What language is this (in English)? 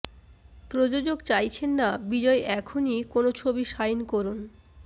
Bangla